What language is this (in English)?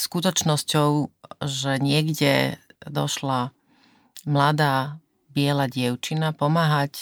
Slovak